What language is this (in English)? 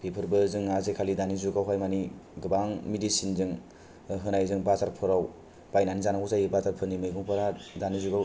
Bodo